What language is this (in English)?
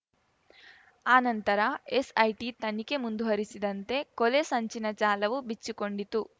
Kannada